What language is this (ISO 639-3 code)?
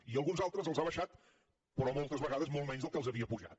cat